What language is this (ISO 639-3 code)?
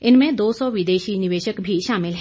hin